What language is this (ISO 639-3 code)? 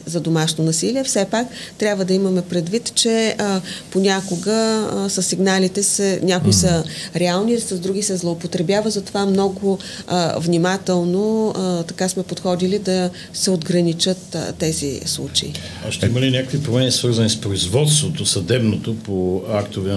bul